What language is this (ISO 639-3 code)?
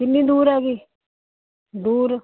pan